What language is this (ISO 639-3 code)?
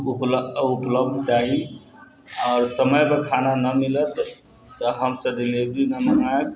mai